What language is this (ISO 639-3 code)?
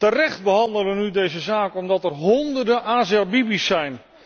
nld